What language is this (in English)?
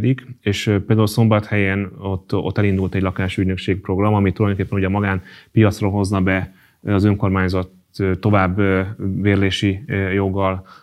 Hungarian